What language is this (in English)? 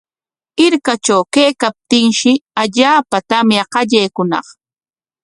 Corongo Ancash Quechua